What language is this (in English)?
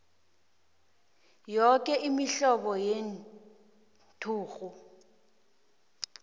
South Ndebele